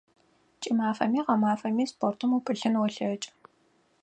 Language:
Adyghe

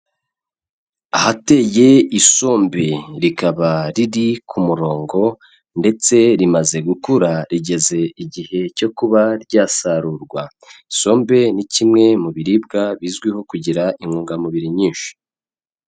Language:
Kinyarwanda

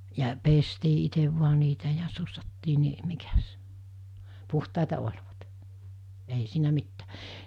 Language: Finnish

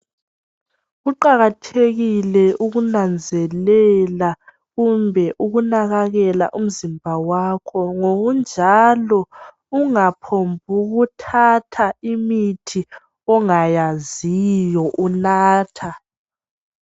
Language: North Ndebele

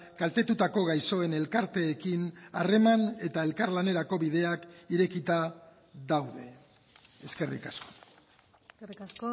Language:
Basque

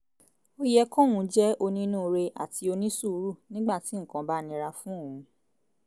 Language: Yoruba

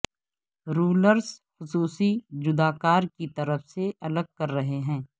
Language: Urdu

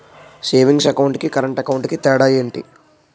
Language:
Telugu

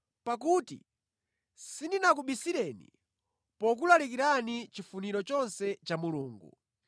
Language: Nyanja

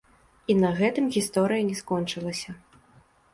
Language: Belarusian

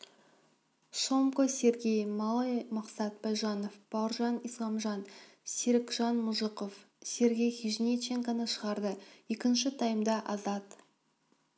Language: Kazakh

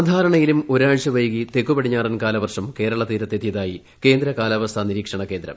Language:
Malayalam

